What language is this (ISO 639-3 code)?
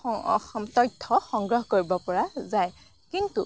asm